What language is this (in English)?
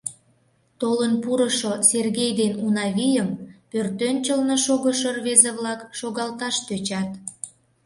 Mari